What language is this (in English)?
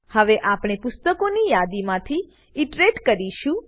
Gujarati